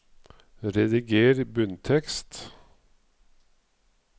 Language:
Norwegian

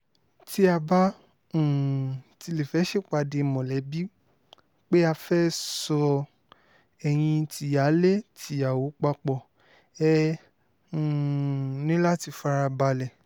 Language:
Yoruba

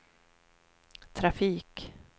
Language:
Swedish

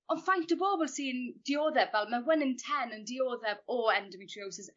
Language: Welsh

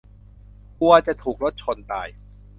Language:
Thai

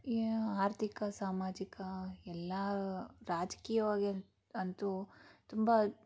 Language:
Kannada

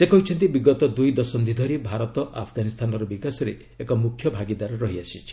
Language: Odia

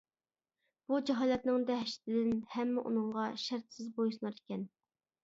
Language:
Uyghur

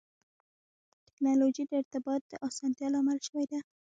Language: Pashto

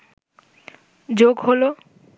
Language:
Bangla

